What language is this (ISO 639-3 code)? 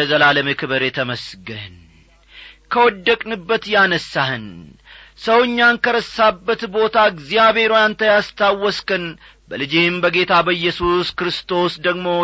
amh